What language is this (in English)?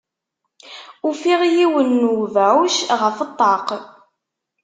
Kabyle